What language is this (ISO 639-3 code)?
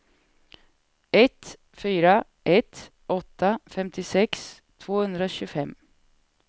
swe